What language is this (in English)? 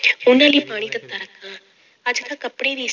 Punjabi